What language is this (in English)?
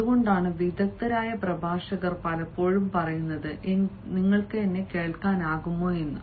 Malayalam